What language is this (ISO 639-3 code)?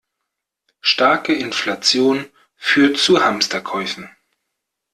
deu